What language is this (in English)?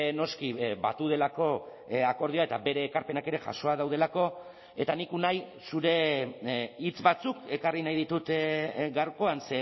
Basque